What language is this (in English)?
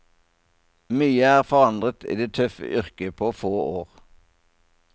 Norwegian